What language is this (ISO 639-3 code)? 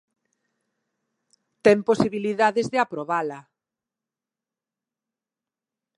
glg